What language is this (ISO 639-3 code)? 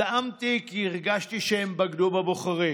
heb